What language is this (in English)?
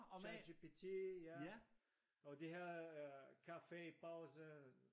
Danish